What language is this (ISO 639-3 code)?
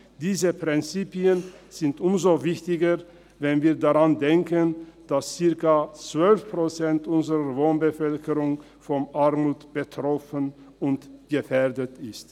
gsw